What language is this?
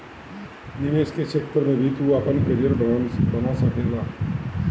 Bhojpuri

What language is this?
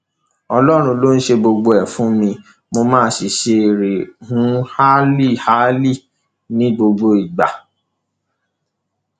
Yoruba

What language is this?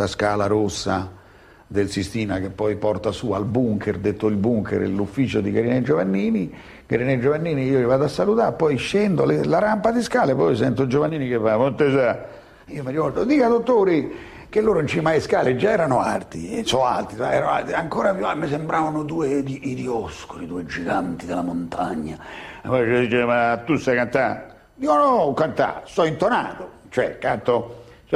Italian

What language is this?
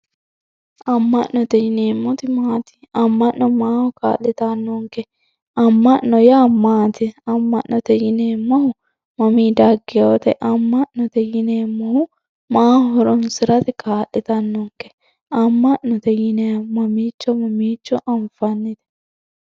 Sidamo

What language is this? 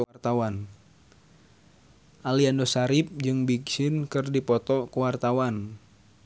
Sundanese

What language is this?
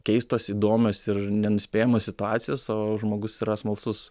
Lithuanian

